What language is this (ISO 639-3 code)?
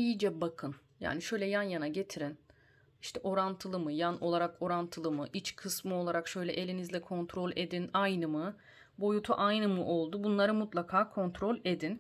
tur